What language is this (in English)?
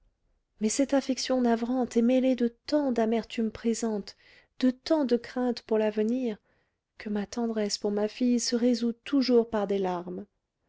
French